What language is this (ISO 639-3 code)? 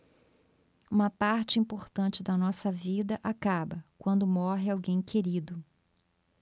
por